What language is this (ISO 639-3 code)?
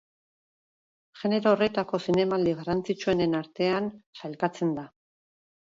eus